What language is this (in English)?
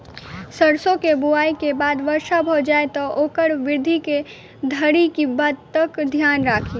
Maithili